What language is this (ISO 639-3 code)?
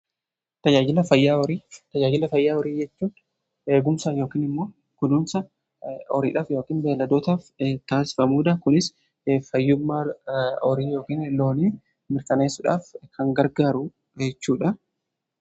orm